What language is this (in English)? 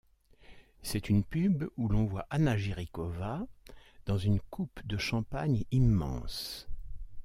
French